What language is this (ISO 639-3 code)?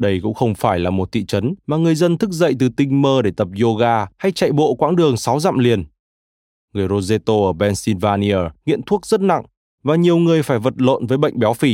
vie